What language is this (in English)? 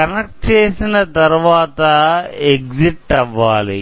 Telugu